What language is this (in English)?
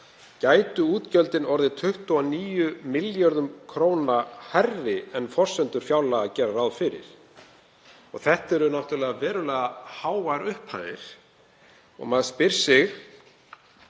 Icelandic